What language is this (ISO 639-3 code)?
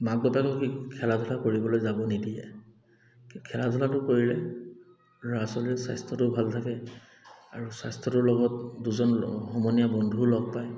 asm